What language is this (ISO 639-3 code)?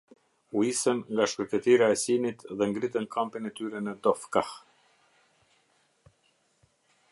sqi